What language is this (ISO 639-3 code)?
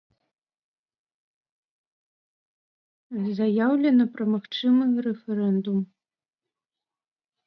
bel